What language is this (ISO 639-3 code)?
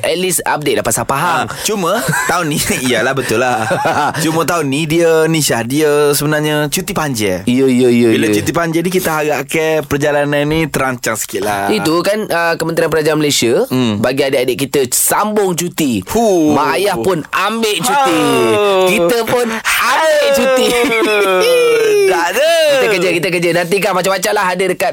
msa